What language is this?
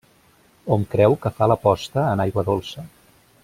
Catalan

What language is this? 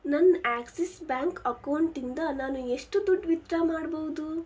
Kannada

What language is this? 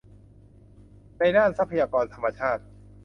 Thai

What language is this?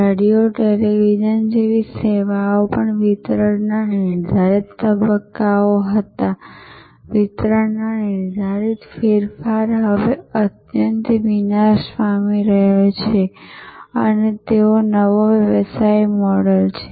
Gujarati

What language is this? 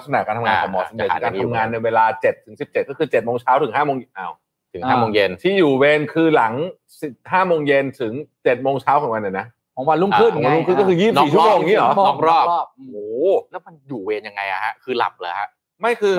Thai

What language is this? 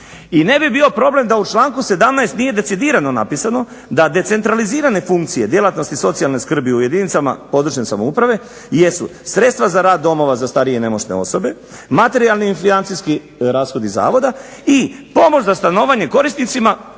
Croatian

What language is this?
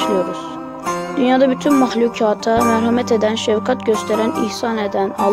Turkish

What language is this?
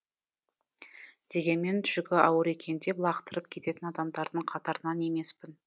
Kazakh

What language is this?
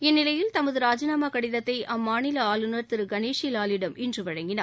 Tamil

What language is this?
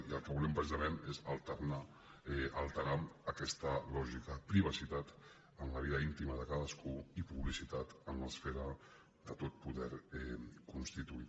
Catalan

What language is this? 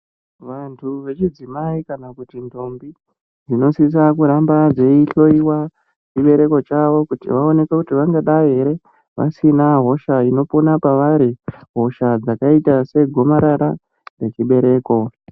Ndau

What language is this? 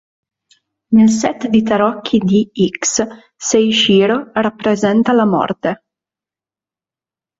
Italian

